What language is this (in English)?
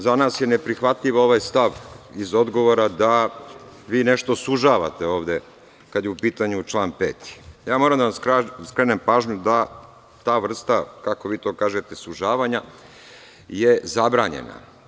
Serbian